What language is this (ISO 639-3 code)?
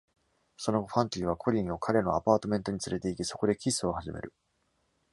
jpn